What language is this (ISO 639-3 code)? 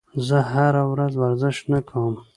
pus